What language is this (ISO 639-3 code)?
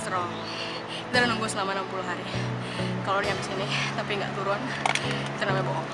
ind